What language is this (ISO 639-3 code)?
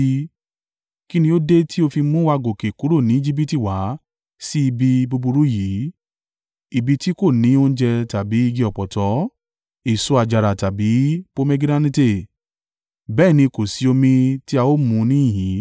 yor